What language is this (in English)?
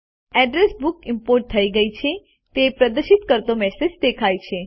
Gujarati